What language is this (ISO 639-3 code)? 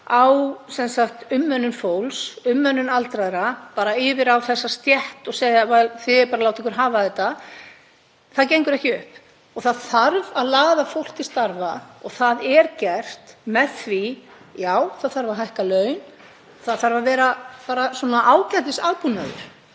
isl